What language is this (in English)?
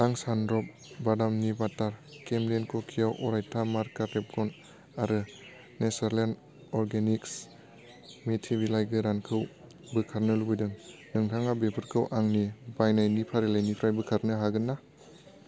Bodo